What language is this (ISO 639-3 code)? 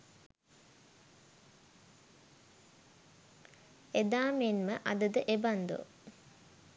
sin